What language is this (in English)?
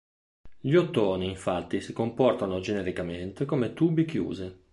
Italian